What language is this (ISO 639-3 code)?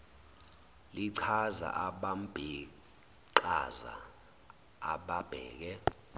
zul